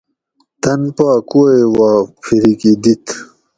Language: Gawri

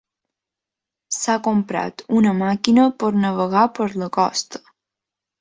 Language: Catalan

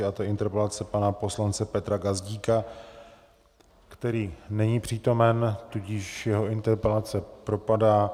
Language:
Czech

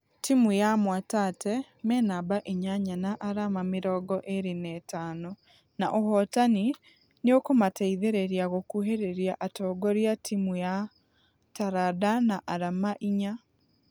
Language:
Kikuyu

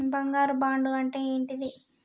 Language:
Telugu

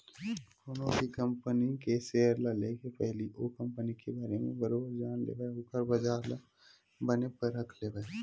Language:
Chhattisgarhi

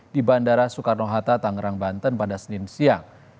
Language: Indonesian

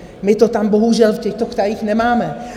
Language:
Czech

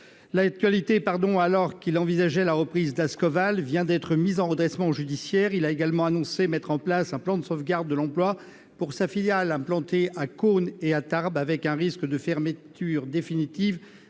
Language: French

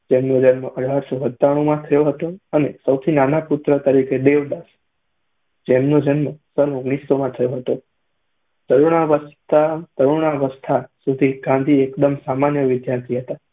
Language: Gujarati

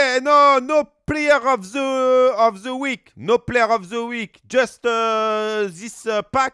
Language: French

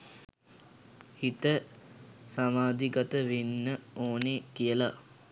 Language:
Sinhala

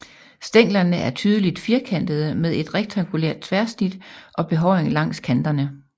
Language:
Danish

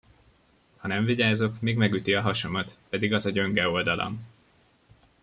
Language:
Hungarian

